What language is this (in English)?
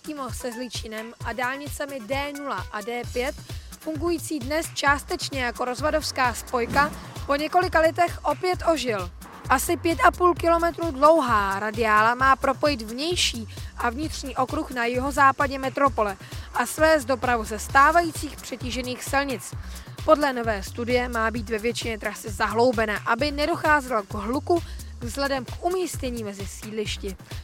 Czech